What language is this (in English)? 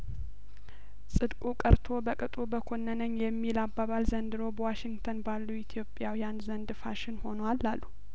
Amharic